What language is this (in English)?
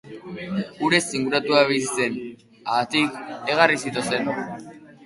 Basque